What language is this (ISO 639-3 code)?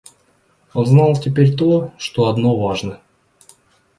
rus